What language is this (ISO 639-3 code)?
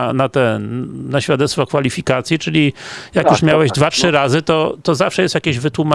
pol